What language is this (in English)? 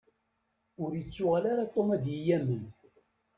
Kabyle